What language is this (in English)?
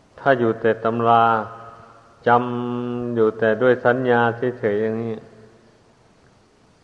Thai